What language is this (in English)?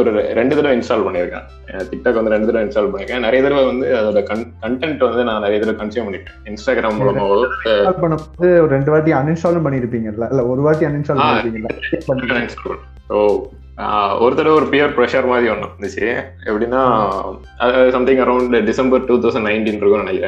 Tamil